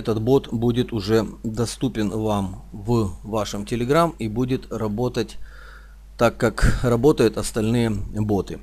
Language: Russian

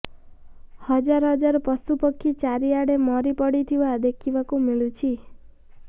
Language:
Odia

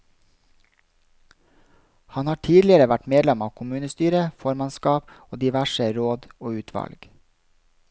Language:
Norwegian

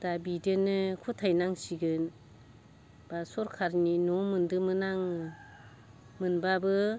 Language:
Bodo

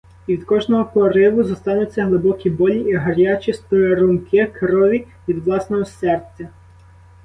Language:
Ukrainian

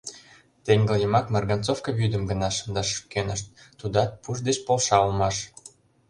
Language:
Mari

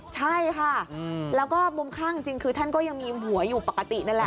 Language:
Thai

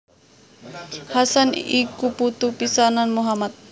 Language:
Javanese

